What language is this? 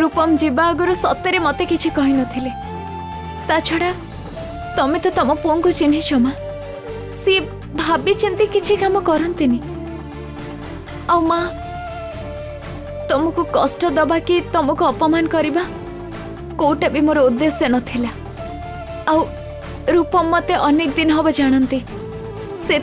Hindi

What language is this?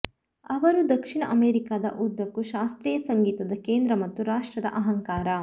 Kannada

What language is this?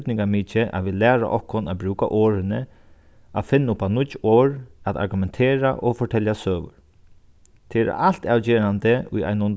Faroese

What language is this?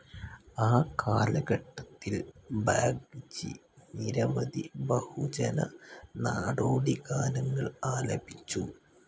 Malayalam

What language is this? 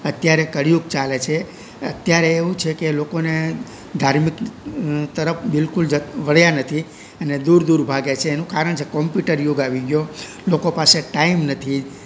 Gujarati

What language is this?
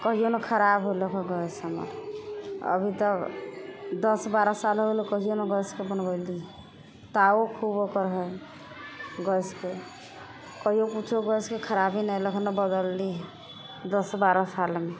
Maithili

